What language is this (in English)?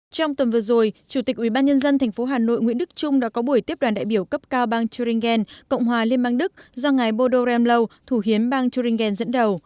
Vietnamese